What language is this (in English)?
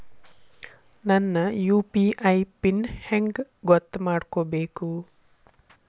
Kannada